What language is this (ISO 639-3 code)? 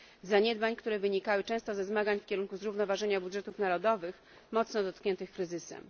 pol